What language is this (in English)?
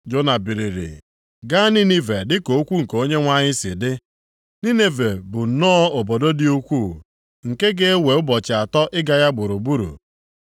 Igbo